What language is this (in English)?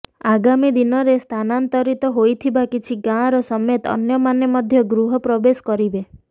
Odia